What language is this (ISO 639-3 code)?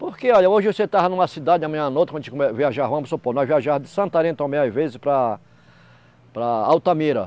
por